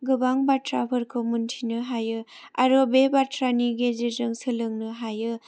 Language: Bodo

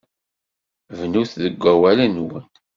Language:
Kabyle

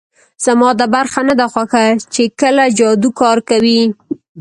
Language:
Pashto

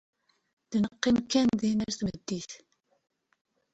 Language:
Kabyle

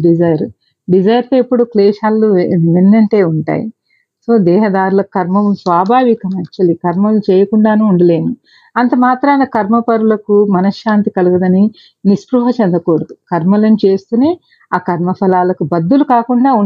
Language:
Telugu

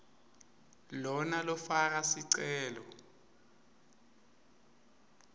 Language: Swati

